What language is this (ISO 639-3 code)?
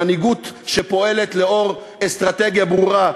heb